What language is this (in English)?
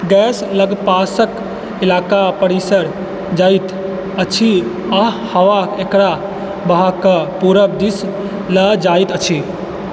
Maithili